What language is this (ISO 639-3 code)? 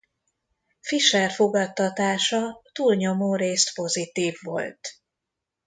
hun